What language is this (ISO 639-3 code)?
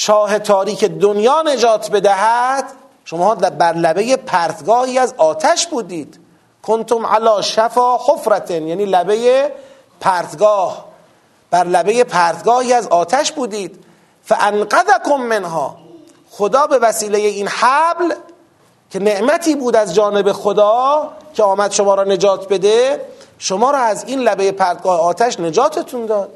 fas